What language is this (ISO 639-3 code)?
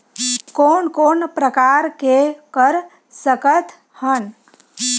hne